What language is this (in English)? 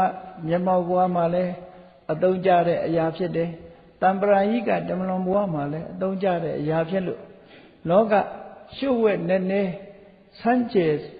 Vietnamese